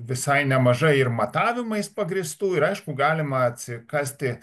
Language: Lithuanian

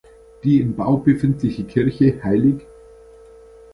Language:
German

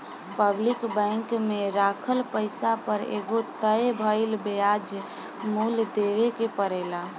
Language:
Bhojpuri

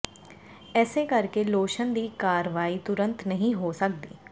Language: Punjabi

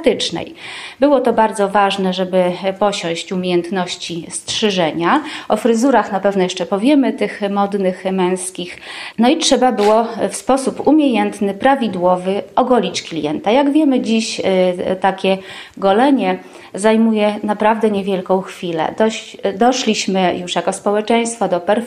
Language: Polish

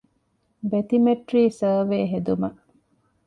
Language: Divehi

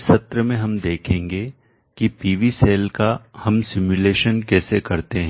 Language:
Hindi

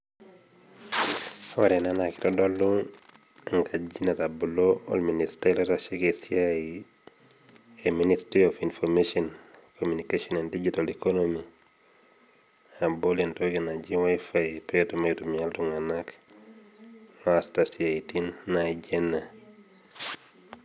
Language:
Masai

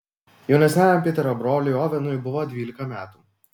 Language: Lithuanian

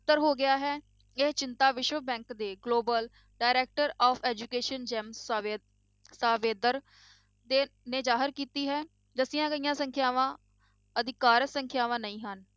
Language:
Punjabi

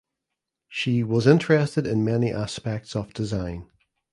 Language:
English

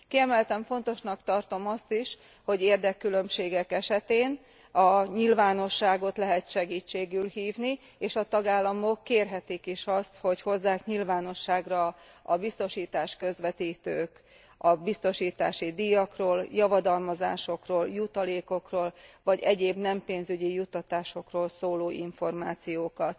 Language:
Hungarian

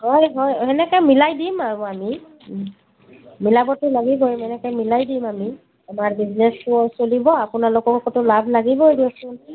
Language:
Assamese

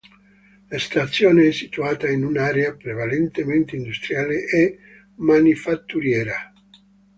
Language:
Italian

